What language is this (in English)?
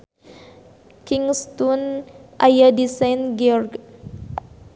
Sundanese